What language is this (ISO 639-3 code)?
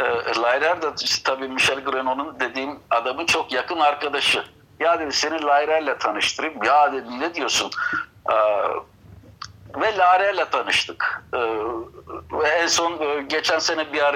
tur